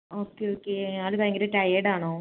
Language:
Malayalam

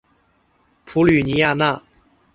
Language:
Chinese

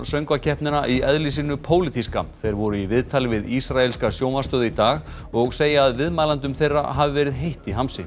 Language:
Icelandic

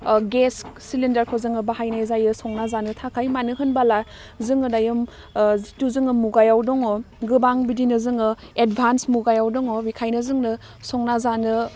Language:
Bodo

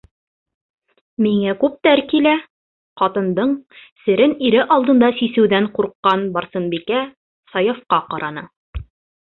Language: Bashkir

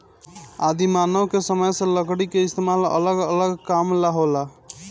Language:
Bhojpuri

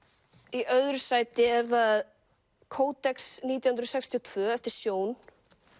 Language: Icelandic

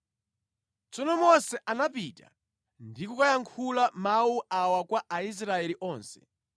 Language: Nyanja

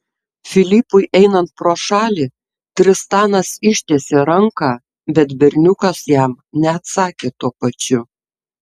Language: Lithuanian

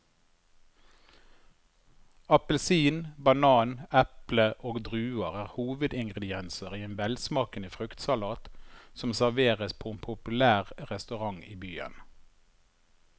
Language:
Norwegian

